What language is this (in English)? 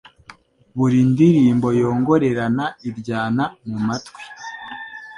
Kinyarwanda